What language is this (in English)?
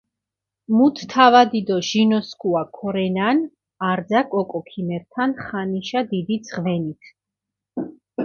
Mingrelian